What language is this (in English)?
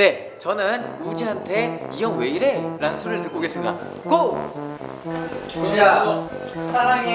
Korean